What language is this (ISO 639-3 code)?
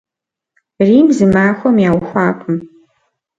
kbd